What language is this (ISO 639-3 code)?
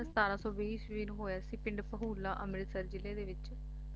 pan